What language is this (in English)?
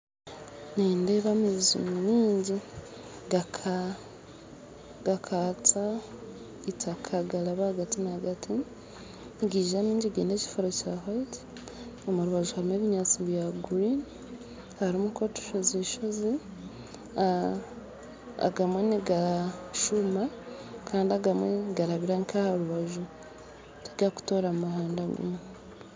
Nyankole